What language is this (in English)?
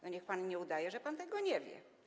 Polish